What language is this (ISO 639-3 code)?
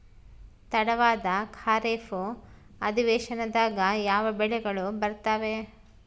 kan